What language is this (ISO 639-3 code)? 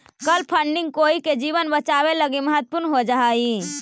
mag